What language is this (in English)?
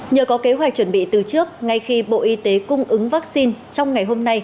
Vietnamese